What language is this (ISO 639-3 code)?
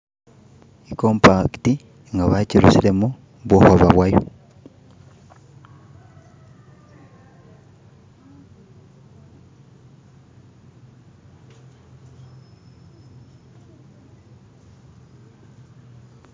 myx